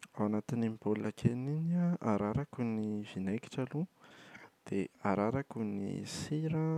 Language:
Malagasy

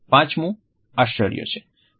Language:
Gujarati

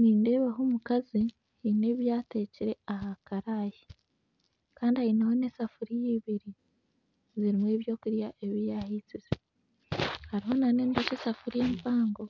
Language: Nyankole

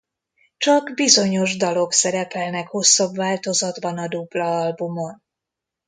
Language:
Hungarian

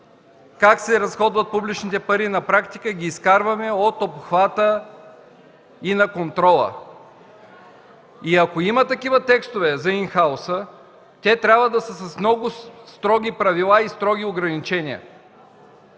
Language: Bulgarian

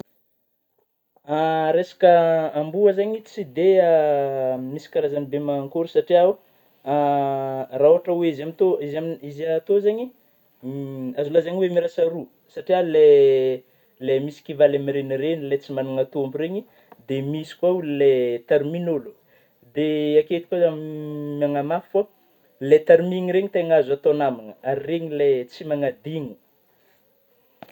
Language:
Northern Betsimisaraka Malagasy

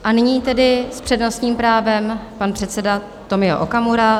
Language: Czech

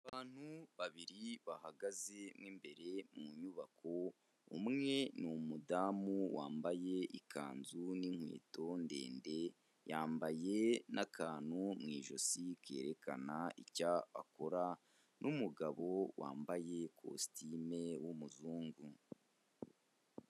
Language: Kinyarwanda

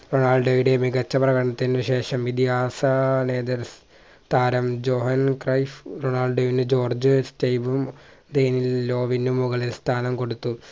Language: Malayalam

